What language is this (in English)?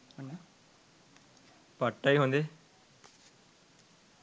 Sinhala